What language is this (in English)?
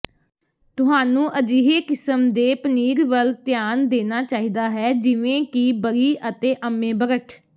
Punjabi